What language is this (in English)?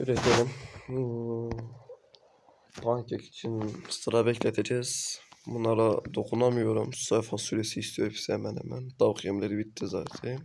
Turkish